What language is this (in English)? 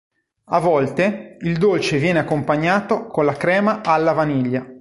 Italian